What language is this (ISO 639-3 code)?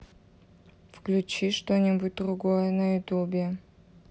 rus